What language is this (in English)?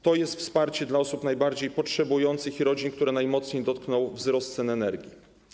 Polish